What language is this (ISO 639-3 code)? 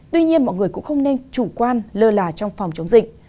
vie